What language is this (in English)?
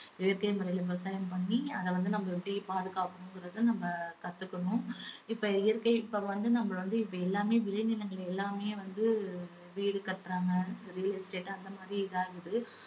Tamil